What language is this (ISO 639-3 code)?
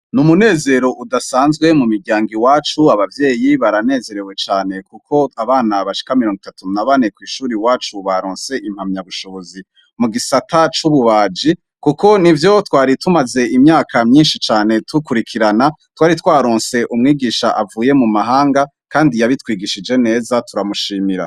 run